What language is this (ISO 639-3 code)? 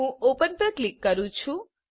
guj